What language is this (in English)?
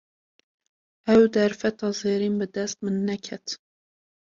Kurdish